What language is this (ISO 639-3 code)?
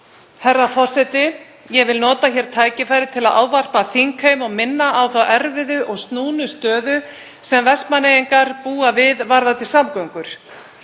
isl